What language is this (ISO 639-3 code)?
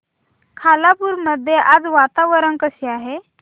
mar